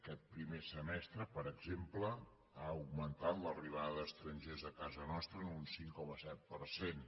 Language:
Catalan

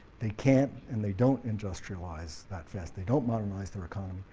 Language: English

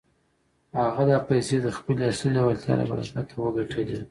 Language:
Pashto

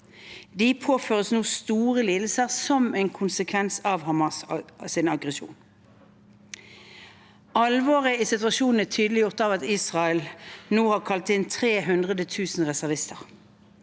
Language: Norwegian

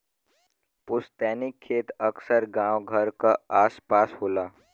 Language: Bhojpuri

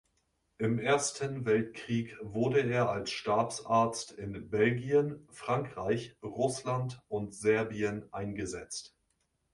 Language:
German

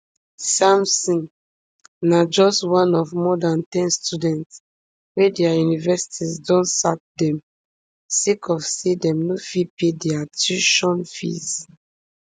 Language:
Nigerian Pidgin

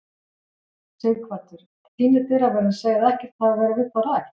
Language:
Icelandic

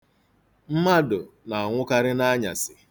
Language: Igbo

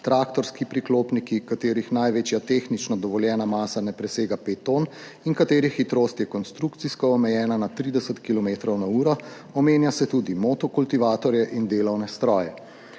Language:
Slovenian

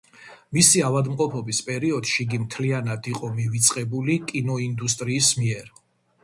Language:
Georgian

